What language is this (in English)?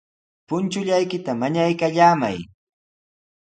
Sihuas Ancash Quechua